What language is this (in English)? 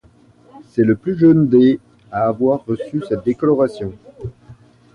French